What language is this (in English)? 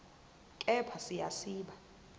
Zulu